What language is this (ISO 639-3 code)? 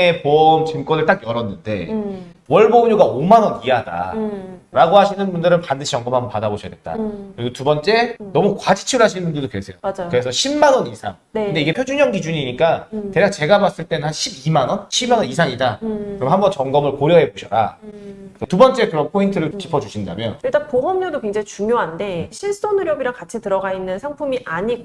kor